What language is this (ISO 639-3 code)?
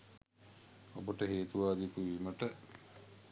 sin